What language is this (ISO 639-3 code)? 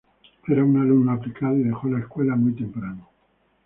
spa